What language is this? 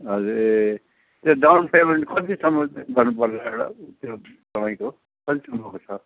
Nepali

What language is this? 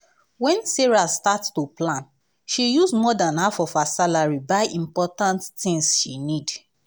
Nigerian Pidgin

